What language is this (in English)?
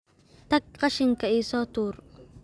Somali